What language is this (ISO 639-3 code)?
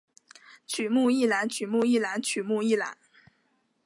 zho